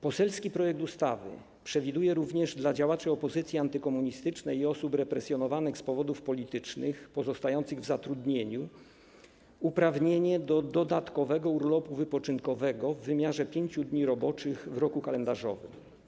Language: Polish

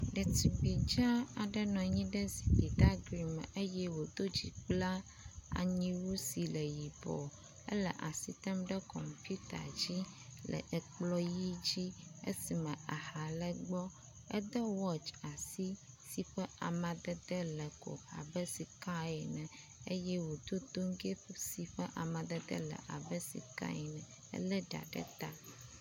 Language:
Ewe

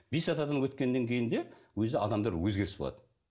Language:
Kazakh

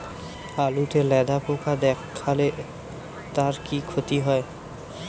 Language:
Bangla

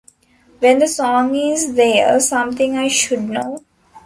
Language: English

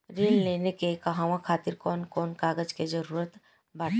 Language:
Bhojpuri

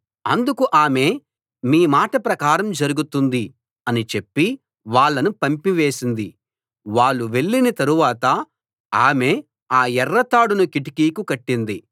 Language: Telugu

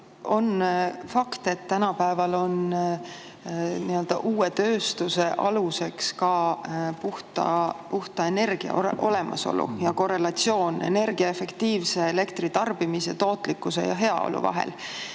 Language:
Estonian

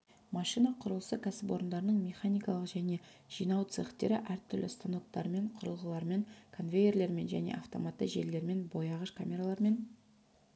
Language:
Kazakh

